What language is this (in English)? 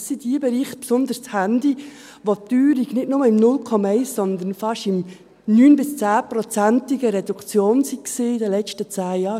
Swiss German